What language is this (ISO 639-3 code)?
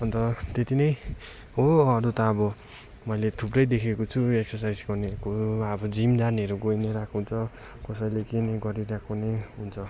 nep